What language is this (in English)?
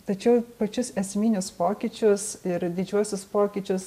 Lithuanian